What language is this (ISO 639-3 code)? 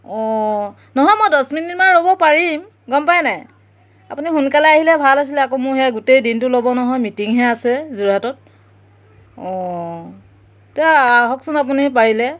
asm